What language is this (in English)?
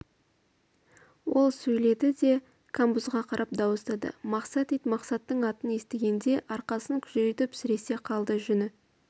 Kazakh